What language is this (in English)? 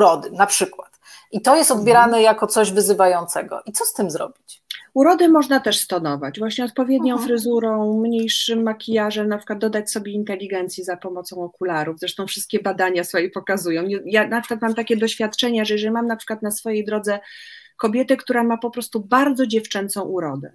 Polish